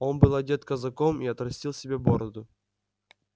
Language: Russian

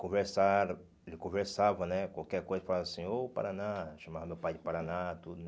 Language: Portuguese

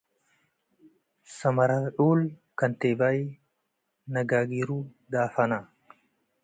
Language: Tigre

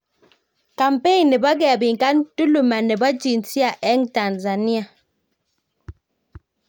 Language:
Kalenjin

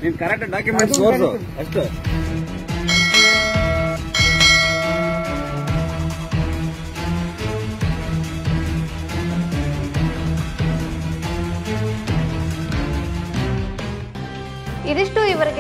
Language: Romanian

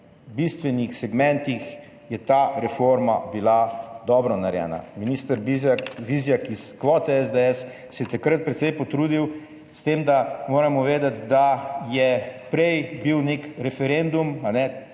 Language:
Slovenian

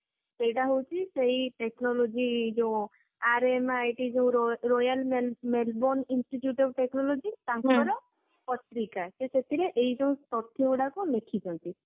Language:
Odia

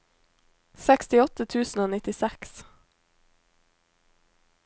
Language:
Norwegian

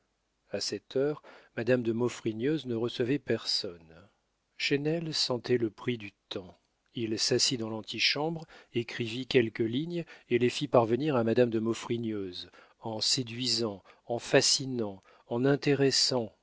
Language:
French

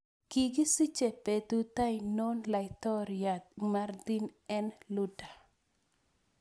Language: Kalenjin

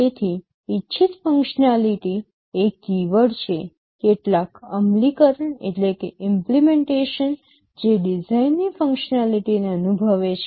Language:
Gujarati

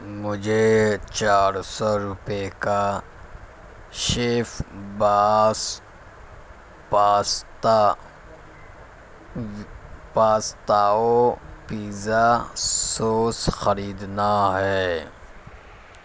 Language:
Urdu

